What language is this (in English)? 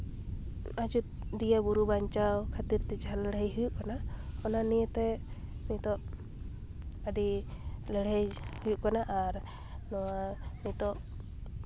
Santali